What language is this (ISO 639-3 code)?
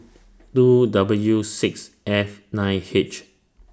eng